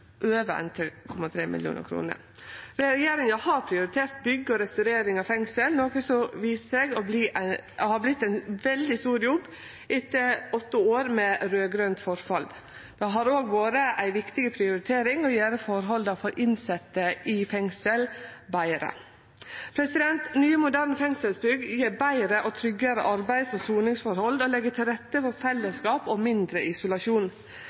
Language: Norwegian Nynorsk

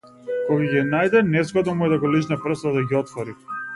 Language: Macedonian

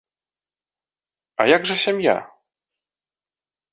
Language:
Belarusian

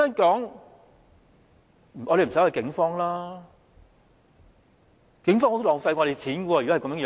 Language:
Cantonese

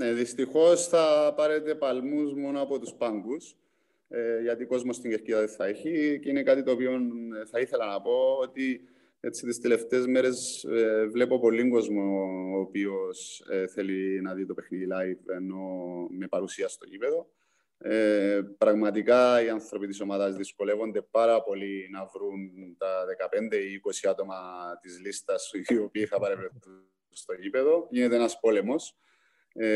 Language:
Greek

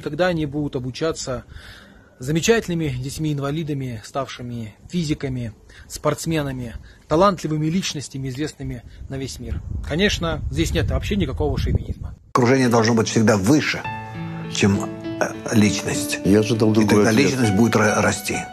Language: Russian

